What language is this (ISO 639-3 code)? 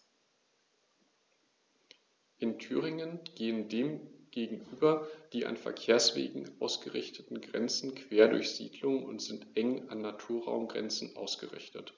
deu